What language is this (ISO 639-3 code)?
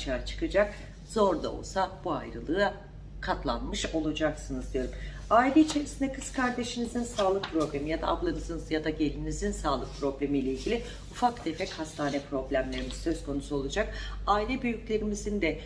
tur